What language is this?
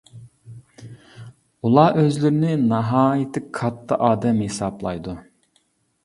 Uyghur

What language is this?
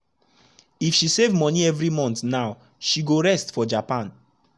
Nigerian Pidgin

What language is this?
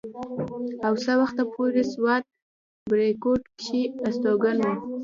Pashto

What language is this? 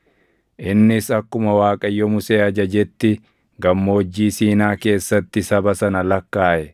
Oromo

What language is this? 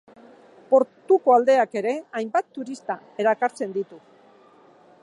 Basque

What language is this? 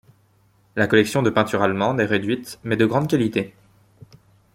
French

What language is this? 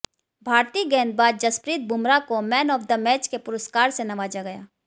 Hindi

